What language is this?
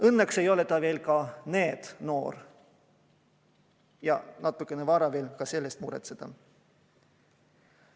Estonian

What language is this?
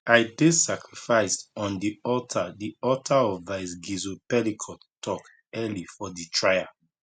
Nigerian Pidgin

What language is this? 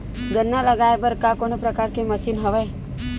Chhattisgarhi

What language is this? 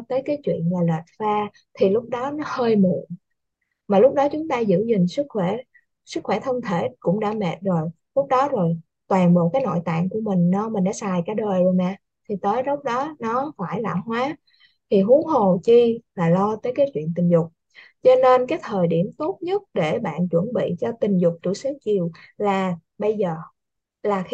Vietnamese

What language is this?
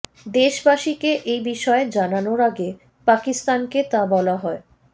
Bangla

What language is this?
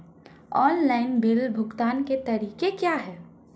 Hindi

